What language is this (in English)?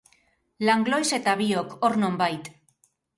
Basque